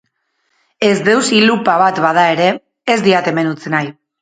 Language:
Basque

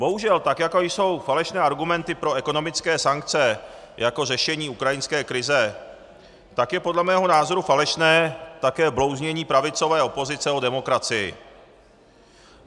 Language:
Czech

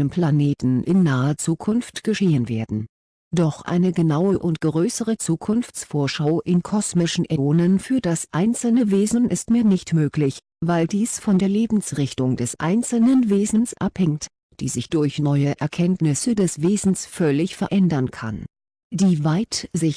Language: German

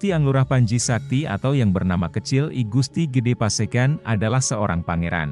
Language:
Indonesian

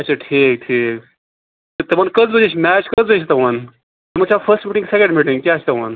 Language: Kashmiri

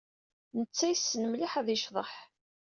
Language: Kabyle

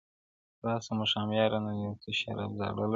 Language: Pashto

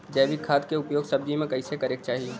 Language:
Bhojpuri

